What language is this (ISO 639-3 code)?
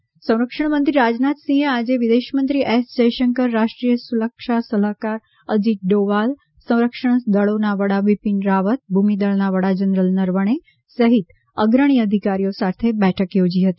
guj